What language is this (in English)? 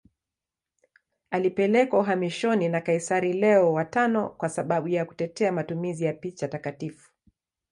Swahili